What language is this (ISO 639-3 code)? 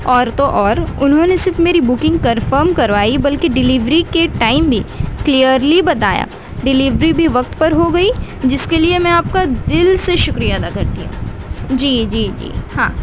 urd